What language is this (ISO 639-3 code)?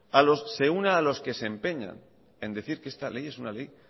spa